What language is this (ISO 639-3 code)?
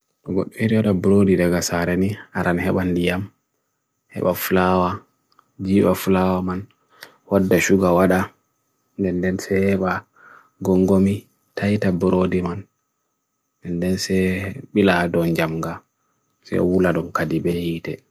fui